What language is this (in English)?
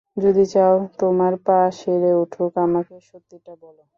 Bangla